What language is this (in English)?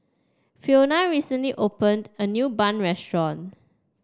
English